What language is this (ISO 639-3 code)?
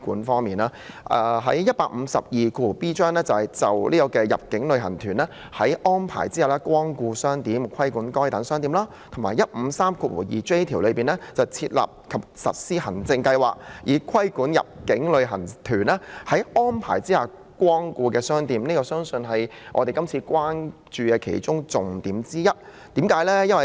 yue